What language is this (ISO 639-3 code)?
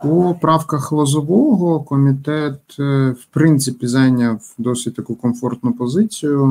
ukr